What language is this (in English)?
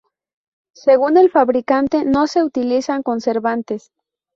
Spanish